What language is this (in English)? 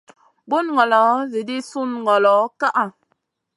Masana